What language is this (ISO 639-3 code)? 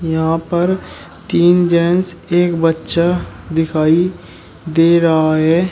hin